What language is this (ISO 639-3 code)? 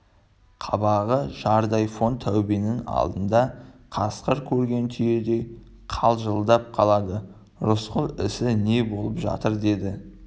kaz